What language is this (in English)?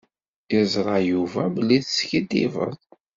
Kabyle